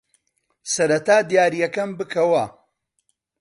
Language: Central Kurdish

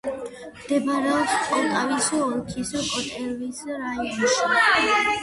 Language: Georgian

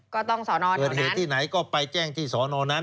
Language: Thai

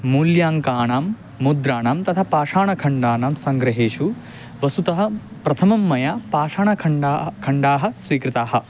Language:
Sanskrit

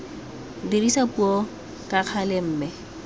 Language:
Tswana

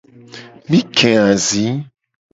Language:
Gen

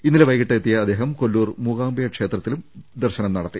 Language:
Malayalam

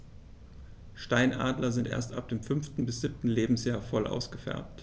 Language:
German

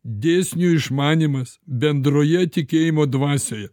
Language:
Lithuanian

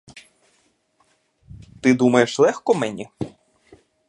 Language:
Ukrainian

